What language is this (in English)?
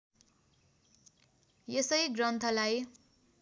Nepali